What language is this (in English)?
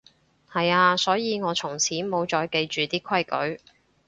Cantonese